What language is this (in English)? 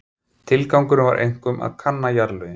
Icelandic